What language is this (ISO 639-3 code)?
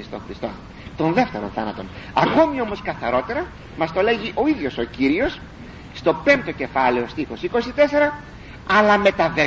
ell